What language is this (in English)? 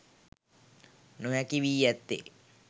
Sinhala